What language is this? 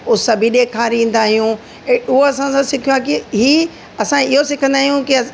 Sindhi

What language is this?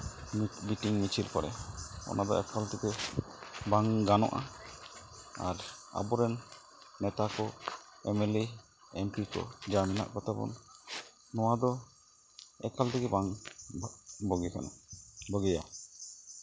Santali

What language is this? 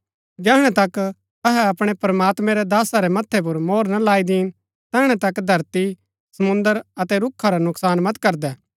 Gaddi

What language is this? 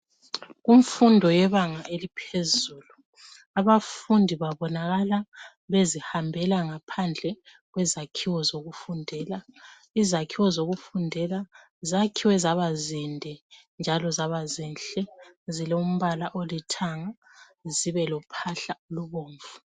North Ndebele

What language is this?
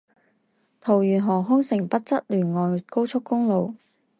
Chinese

